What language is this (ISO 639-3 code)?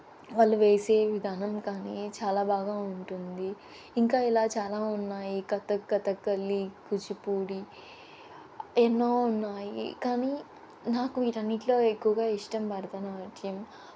tel